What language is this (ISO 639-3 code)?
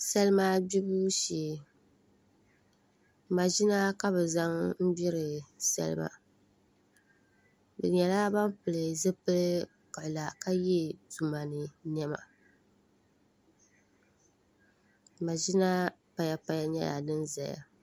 dag